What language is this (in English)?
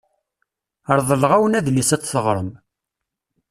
Kabyle